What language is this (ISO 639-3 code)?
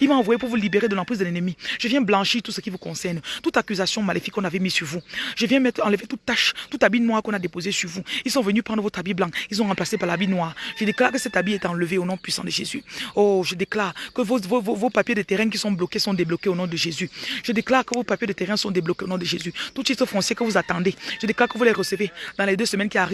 fra